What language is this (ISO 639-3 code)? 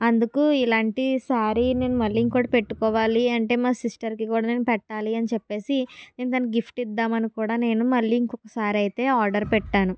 tel